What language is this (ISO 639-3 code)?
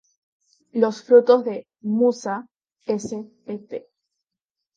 spa